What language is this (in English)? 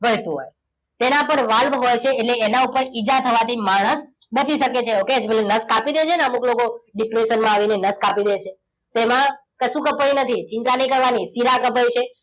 Gujarati